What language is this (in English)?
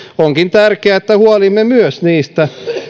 Finnish